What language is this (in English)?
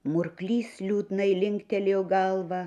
Lithuanian